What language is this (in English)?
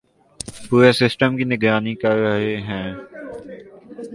Urdu